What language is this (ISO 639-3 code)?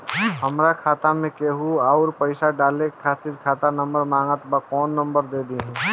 bho